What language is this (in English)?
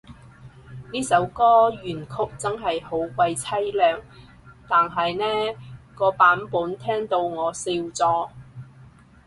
Cantonese